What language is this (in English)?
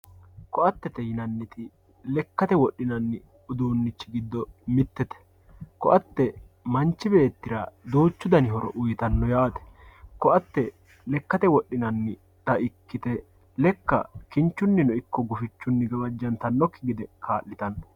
Sidamo